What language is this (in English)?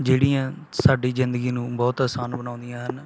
Punjabi